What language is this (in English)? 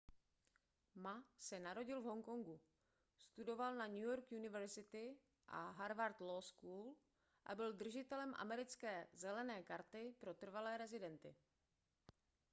Czech